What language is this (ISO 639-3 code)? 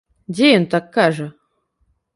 bel